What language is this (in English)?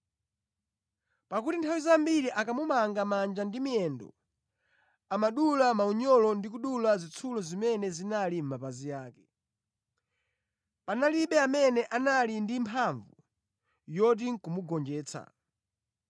Nyanja